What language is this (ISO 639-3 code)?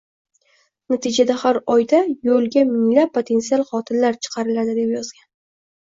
uzb